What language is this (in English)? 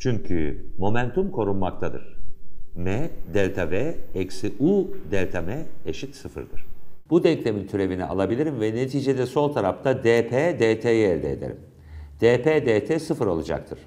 Turkish